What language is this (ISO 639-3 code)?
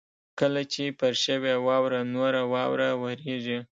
pus